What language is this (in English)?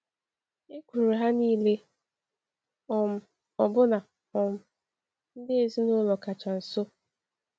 Igbo